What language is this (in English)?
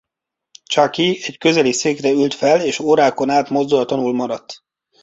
Hungarian